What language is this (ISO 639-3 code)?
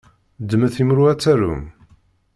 kab